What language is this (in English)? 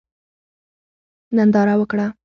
Pashto